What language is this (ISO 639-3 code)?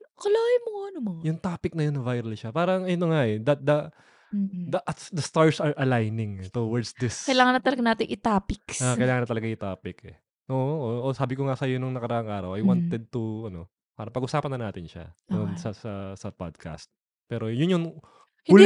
fil